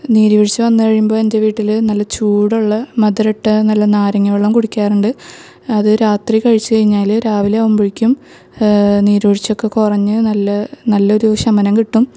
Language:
Malayalam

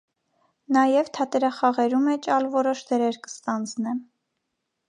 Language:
Armenian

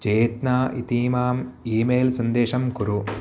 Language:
Sanskrit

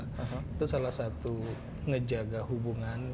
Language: Indonesian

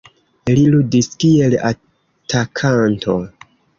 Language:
Esperanto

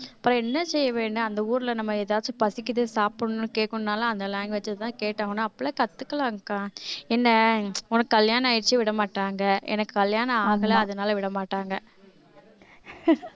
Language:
Tamil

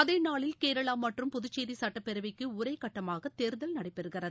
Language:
Tamil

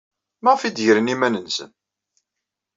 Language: Kabyle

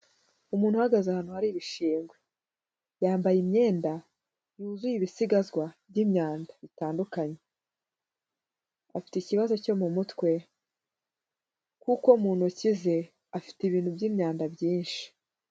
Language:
Kinyarwanda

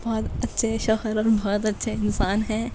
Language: Urdu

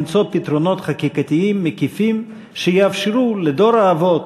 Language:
Hebrew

